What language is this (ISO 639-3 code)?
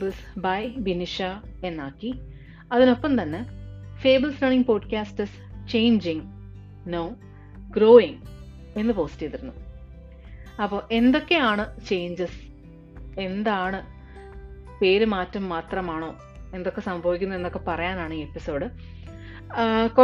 mal